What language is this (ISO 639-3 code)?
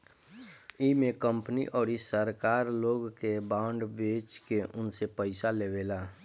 bho